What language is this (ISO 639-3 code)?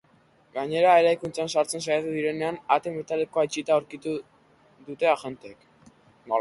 eus